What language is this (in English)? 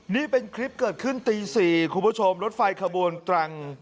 Thai